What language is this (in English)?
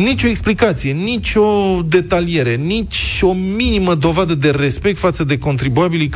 Romanian